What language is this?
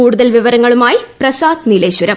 Malayalam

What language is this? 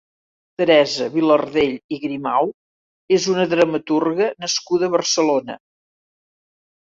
Catalan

